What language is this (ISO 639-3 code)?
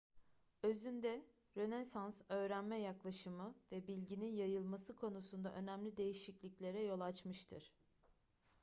tur